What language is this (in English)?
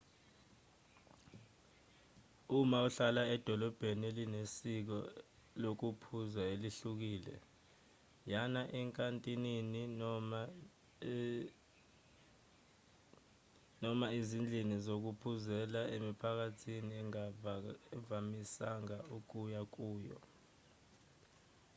Zulu